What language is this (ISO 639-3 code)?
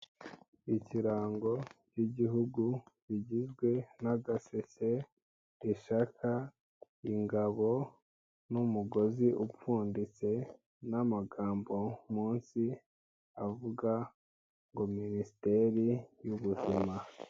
kin